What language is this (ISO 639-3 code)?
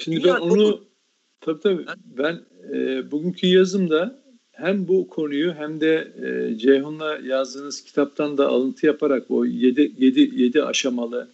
tur